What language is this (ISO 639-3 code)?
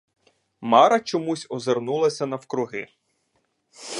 ukr